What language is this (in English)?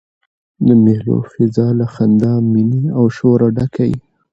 Pashto